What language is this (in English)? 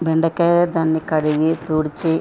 Telugu